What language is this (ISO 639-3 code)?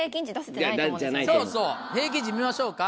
jpn